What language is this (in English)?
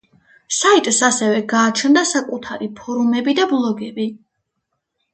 Georgian